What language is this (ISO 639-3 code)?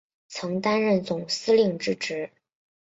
zho